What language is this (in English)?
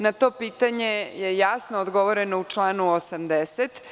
Serbian